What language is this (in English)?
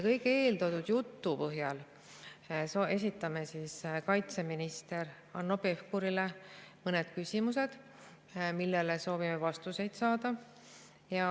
Estonian